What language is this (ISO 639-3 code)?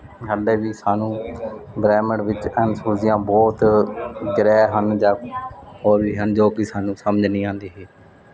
pan